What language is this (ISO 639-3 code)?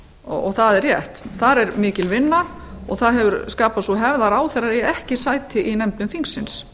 isl